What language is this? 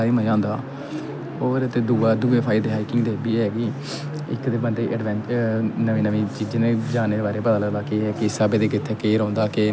Dogri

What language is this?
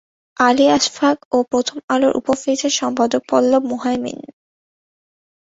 Bangla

